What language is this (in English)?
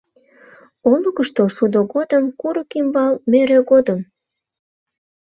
Mari